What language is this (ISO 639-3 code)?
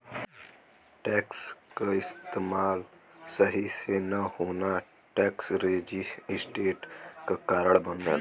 bho